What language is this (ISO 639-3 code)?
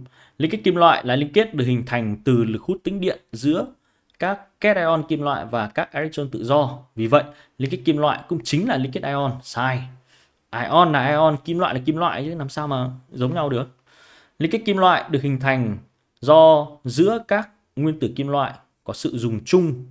vie